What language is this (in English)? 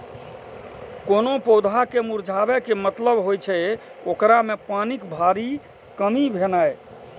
Maithili